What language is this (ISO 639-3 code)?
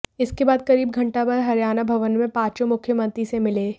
hin